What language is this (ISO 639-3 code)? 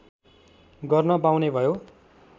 nep